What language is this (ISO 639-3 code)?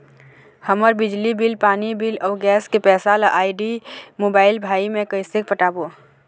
hne